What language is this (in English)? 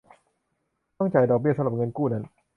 Thai